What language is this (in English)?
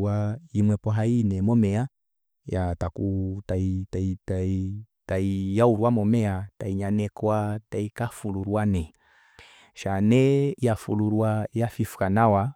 Kuanyama